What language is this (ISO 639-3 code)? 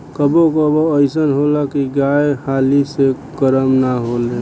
bho